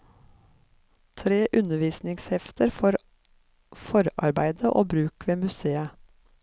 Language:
Norwegian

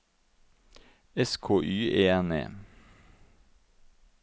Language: Norwegian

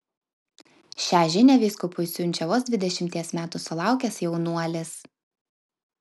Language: Lithuanian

